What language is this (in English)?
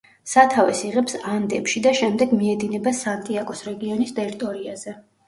Georgian